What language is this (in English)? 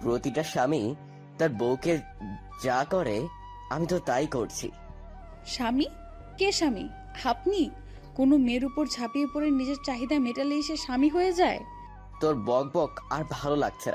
Bangla